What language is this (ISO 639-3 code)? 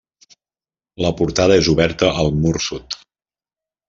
cat